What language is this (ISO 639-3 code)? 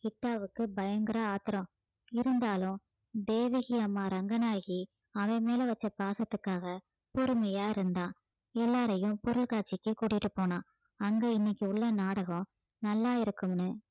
tam